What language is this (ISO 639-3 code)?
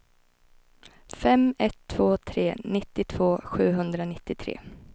swe